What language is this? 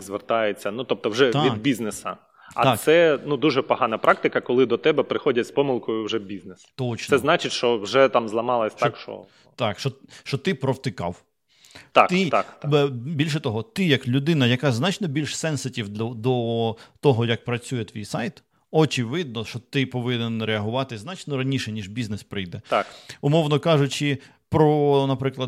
Ukrainian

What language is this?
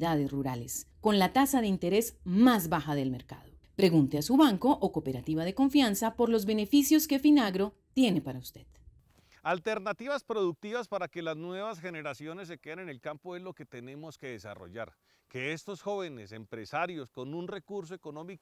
Spanish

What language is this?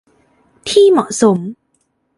Thai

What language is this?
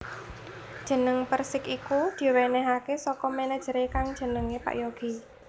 Javanese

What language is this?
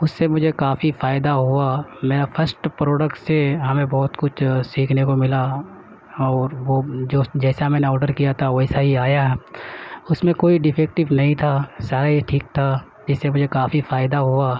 Urdu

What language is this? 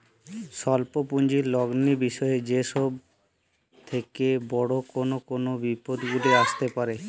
Bangla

